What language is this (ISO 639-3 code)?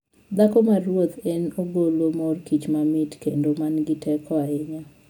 luo